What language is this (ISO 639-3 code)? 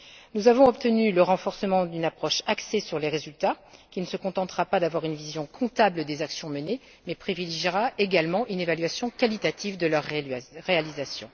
fra